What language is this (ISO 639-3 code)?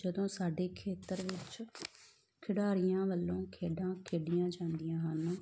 pan